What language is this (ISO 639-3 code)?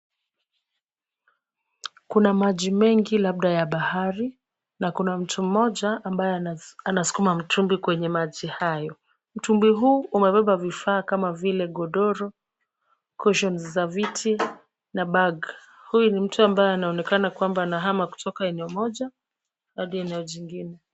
swa